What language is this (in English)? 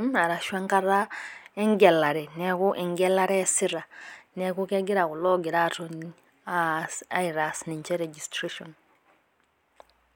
Masai